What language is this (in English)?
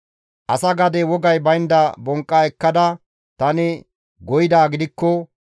Gamo